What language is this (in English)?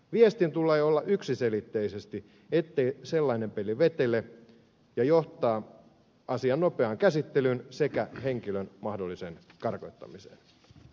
Finnish